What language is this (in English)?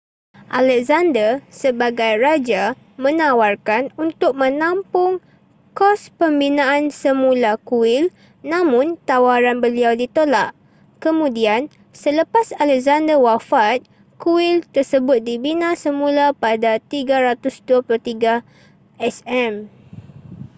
Malay